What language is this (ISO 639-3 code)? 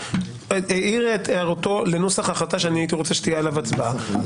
heb